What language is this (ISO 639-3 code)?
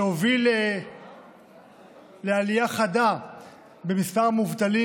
heb